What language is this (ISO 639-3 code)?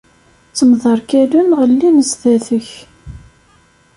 kab